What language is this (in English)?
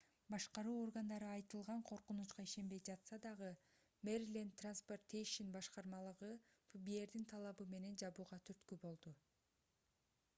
Kyrgyz